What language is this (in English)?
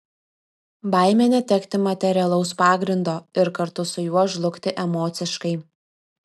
Lithuanian